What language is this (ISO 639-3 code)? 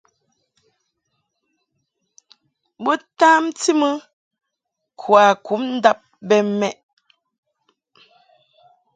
mhk